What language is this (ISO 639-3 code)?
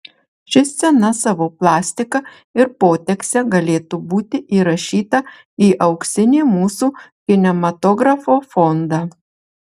lit